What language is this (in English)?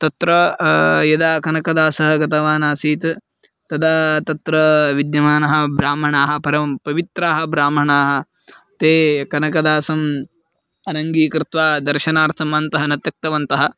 Sanskrit